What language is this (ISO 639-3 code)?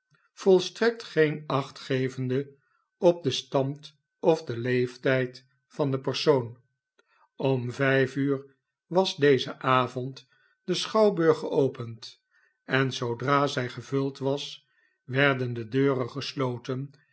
nld